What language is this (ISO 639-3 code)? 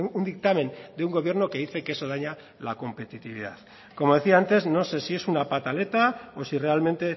spa